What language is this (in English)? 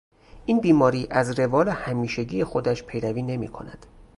Persian